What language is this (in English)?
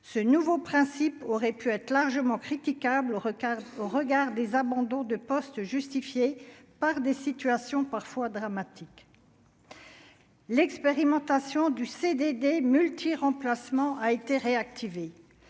French